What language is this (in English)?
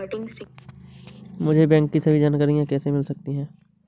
Hindi